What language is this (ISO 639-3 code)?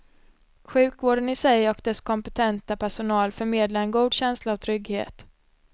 swe